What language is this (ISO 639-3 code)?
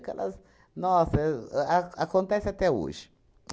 por